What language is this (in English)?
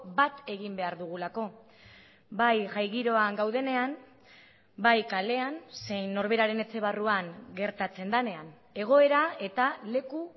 Basque